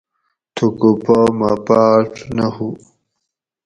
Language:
Gawri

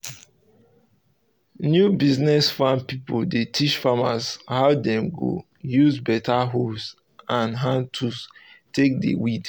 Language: Nigerian Pidgin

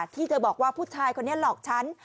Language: Thai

